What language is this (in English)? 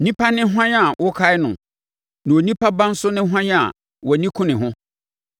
Akan